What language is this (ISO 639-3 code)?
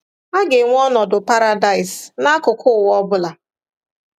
ibo